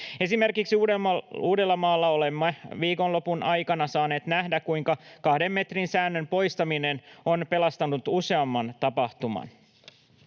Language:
Finnish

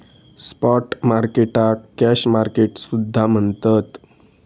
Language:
Marathi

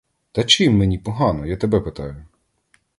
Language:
Ukrainian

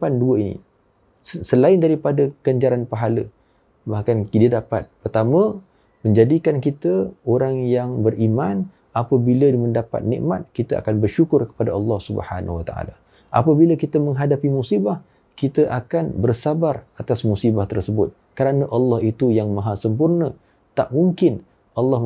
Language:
Malay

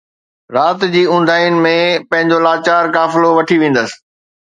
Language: Sindhi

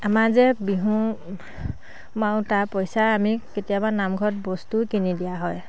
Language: Assamese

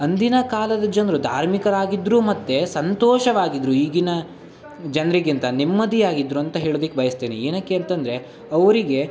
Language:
Kannada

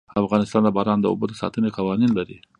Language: Pashto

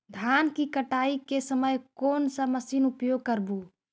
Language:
Magahi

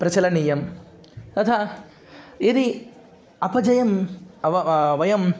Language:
Sanskrit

